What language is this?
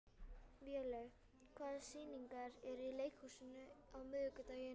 Icelandic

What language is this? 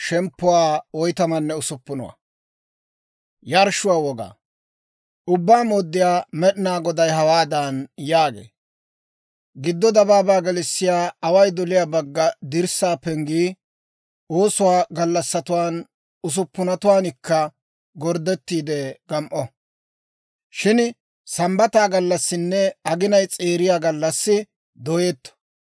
Dawro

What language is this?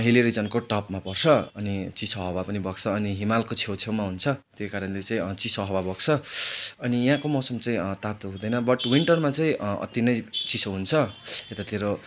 Nepali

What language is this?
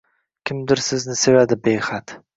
Uzbek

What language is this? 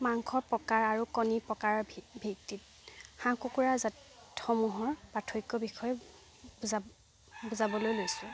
Assamese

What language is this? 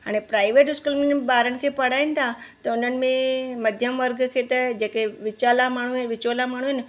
Sindhi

